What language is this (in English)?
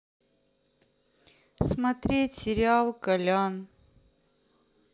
Russian